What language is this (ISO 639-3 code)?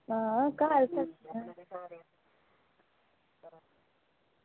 doi